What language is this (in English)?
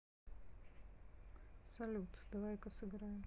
Russian